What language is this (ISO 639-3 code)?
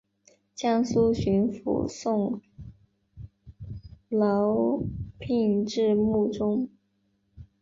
zho